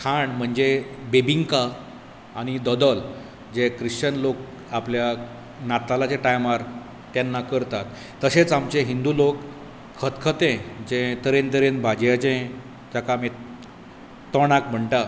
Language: Konkani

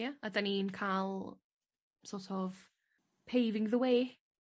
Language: Welsh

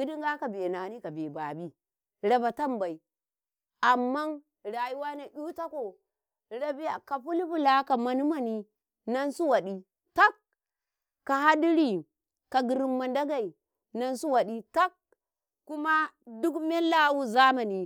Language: Karekare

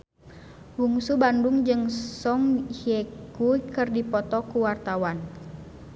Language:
Sundanese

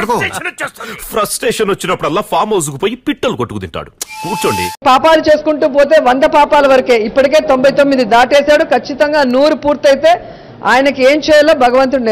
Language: Telugu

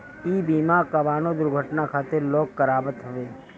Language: Bhojpuri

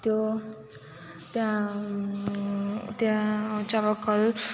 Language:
Nepali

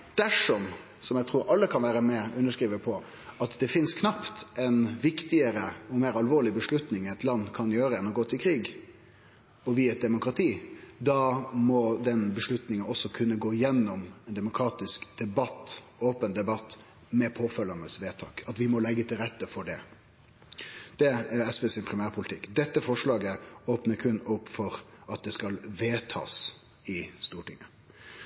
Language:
Norwegian Nynorsk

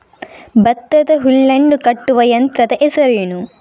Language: Kannada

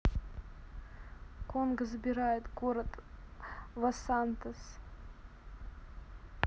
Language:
Russian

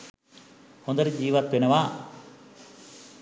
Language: Sinhala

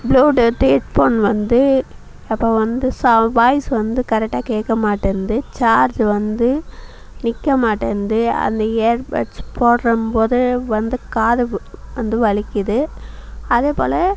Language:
Tamil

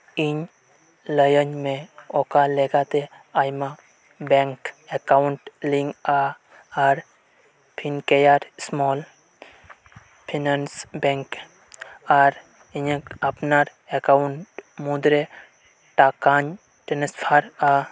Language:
Santali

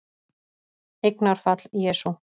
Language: Icelandic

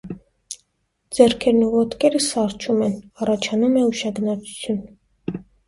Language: Armenian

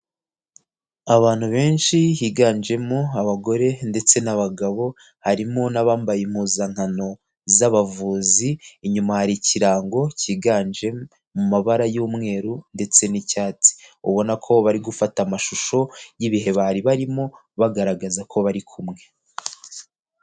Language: Kinyarwanda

